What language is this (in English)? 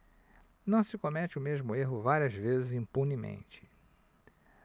Portuguese